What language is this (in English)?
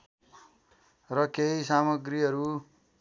Nepali